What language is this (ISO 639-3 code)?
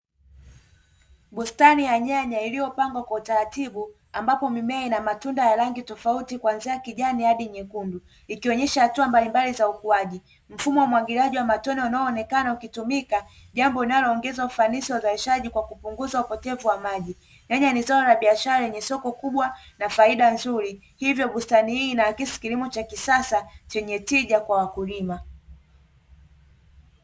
swa